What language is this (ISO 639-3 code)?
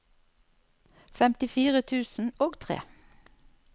nor